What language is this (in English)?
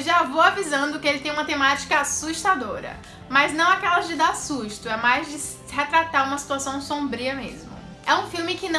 Portuguese